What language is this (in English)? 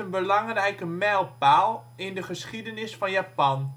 Dutch